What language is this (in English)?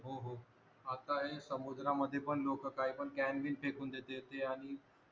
Marathi